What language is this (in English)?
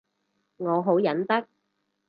Cantonese